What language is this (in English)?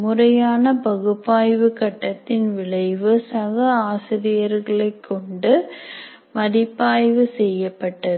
Tamil